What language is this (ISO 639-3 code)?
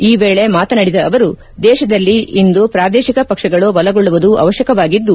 kan